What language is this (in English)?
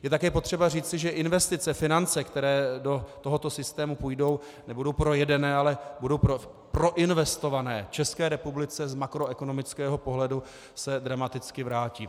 Czech